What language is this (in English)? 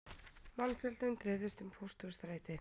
Icelandic